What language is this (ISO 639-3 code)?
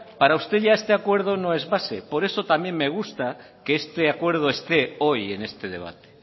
spa